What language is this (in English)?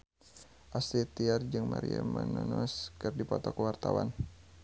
Sundanese